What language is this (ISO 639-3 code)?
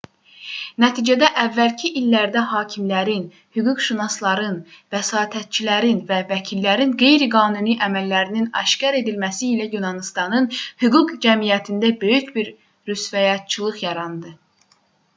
aze